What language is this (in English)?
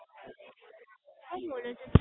Gujarati